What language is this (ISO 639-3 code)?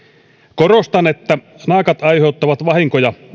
fin